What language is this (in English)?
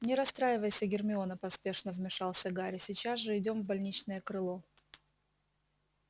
Russian